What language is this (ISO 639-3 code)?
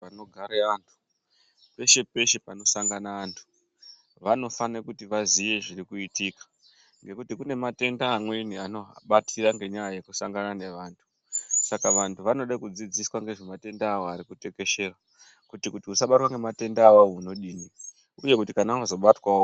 ndc